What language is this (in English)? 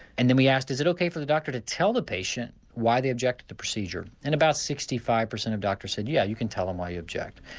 English